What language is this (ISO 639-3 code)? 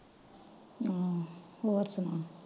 pan